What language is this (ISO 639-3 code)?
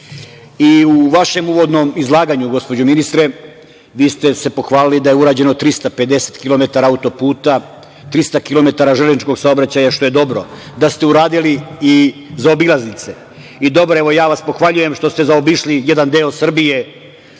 srp